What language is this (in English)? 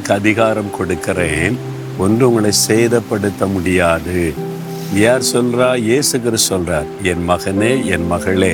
Tamil